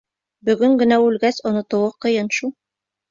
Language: Bashkir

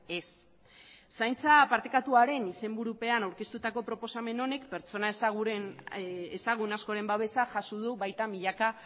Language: Basque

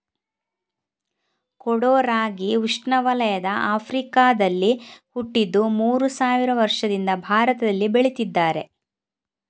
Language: Kannada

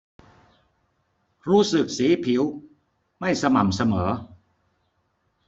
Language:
Thai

